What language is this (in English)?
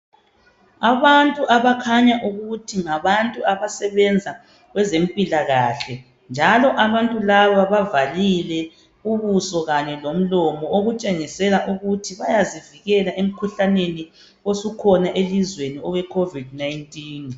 North Ndebele